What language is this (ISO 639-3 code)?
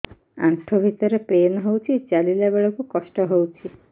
ori